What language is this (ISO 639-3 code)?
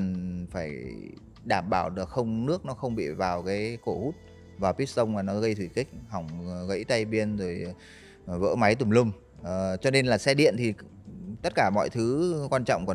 vie